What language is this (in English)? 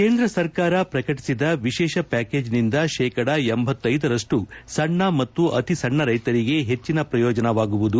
Kannada